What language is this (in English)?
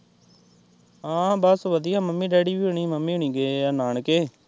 Punjabi